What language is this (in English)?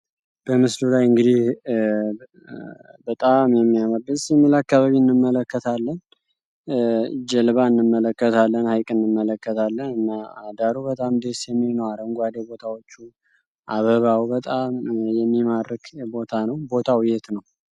Amharic